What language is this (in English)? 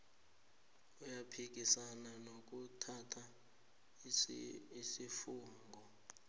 South Ndebele